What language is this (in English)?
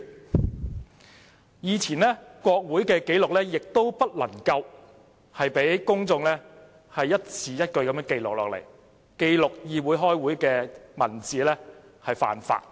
Cantonese